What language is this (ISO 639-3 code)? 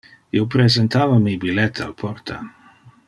ina